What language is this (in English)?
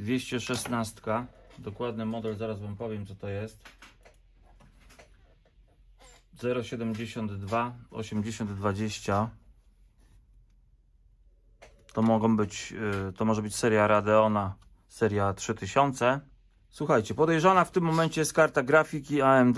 Polish